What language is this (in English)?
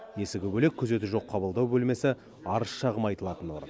Kazakh